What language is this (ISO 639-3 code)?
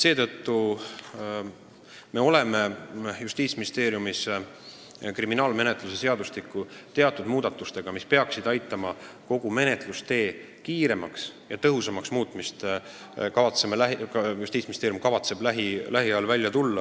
est